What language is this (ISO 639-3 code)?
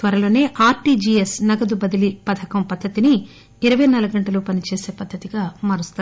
tel